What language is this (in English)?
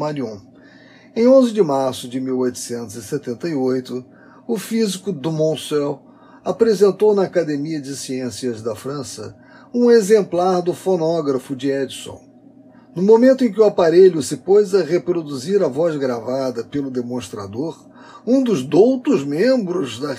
Portuguese